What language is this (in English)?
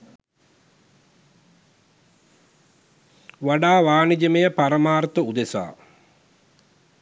Sinhala